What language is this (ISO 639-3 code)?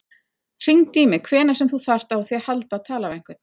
isl